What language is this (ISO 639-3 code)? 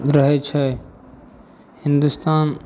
mai